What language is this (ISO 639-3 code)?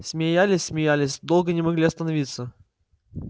rus